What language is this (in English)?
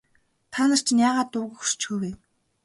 Mongolian